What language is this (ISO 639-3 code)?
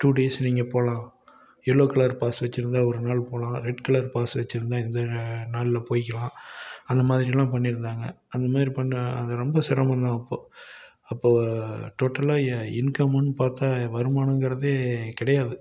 tam